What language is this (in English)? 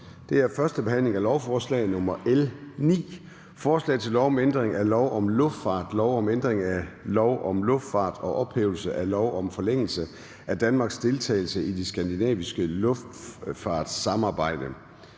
Danish